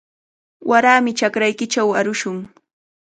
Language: Cajatambo North Lima Quechua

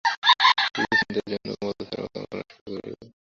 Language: Bangla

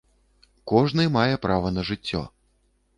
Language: Belarusian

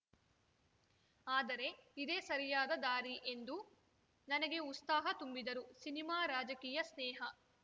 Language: Kannada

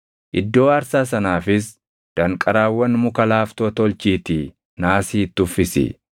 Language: Oromo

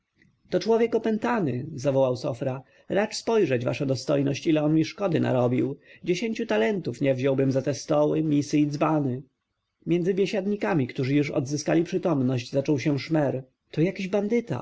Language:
Polish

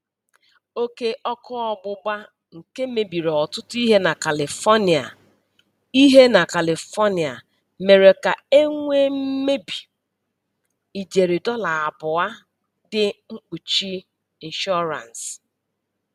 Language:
Igbo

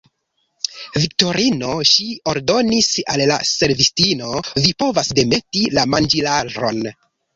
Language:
Esperanto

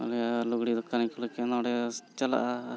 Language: Santali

